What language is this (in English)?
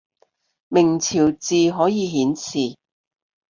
Cantonese